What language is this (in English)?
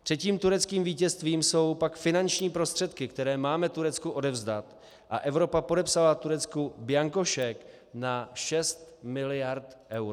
Czech